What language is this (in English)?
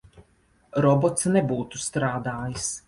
Latvian